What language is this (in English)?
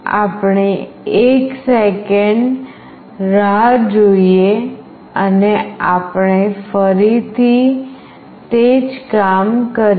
Gujarati